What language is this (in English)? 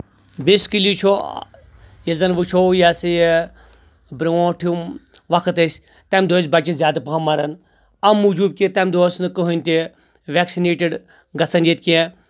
Kashmiri